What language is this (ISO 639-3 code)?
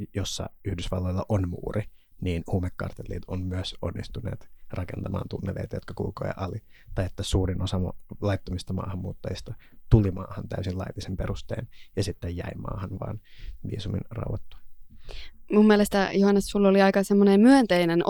fin